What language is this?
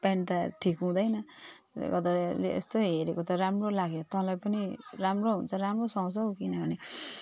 Nepali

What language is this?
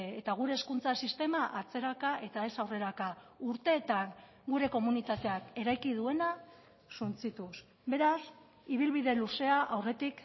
Basque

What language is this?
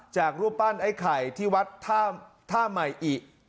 Thai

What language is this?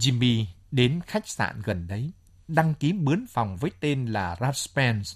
Vietnamese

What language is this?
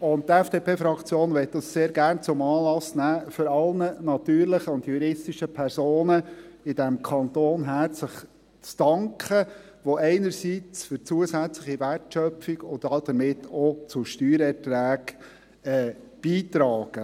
Swiss German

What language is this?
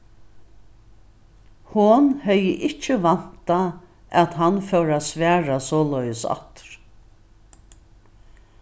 Faroese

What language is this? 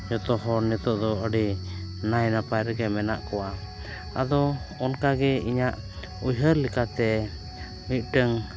Santali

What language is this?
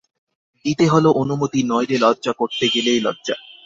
Bangla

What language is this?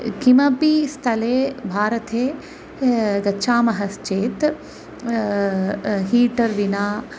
Sanskrit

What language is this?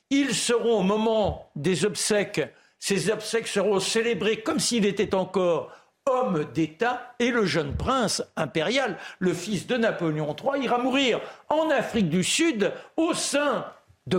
French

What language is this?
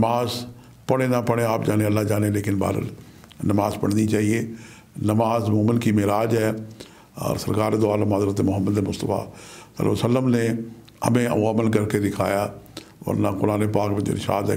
Turkish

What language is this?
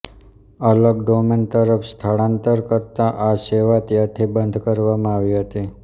Gujarati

